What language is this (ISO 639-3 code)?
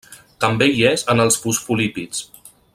cat